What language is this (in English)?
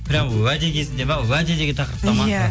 Kazakh